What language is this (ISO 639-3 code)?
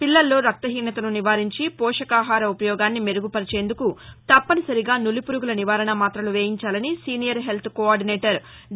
tel